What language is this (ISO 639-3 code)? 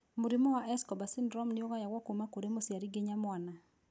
kik